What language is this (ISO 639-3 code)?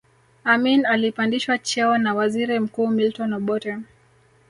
swa